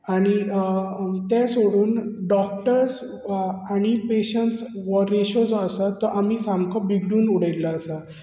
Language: Konkani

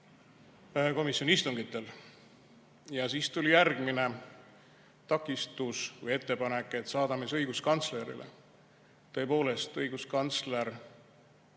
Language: Estonian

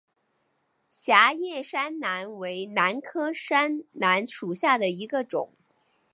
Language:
Chinese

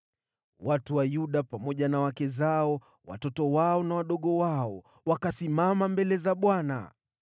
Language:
Swahili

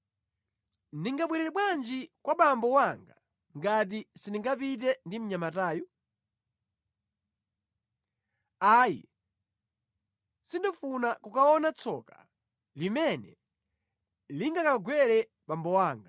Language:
Nyanja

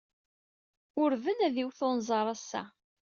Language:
Kabyle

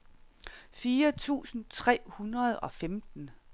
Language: Danish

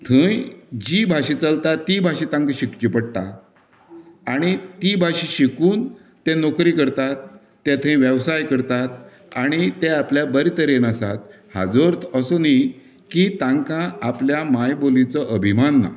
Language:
Konkani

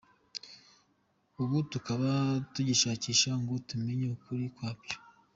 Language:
Kinyarwanda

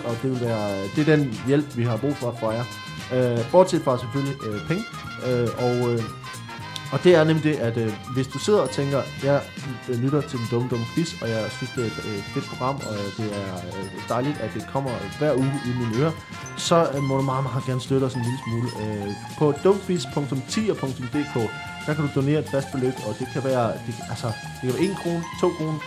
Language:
Danish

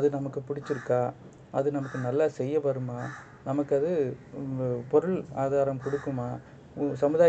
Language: Tamil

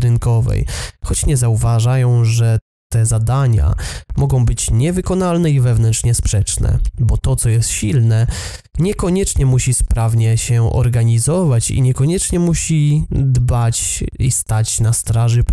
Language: Polish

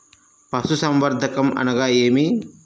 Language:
Telugu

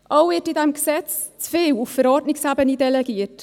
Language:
Swiss German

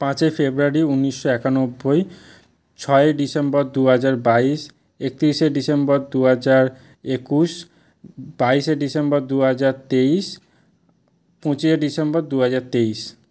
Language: Bangla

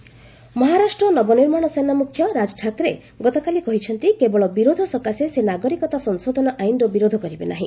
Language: Odia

